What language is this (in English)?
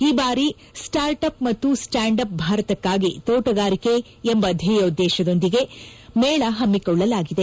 Kannada